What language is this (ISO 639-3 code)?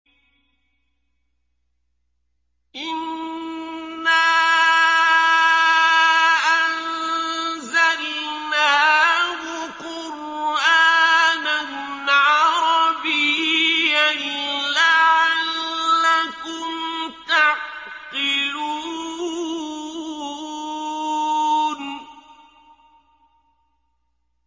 ara